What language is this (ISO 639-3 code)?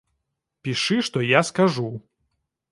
bel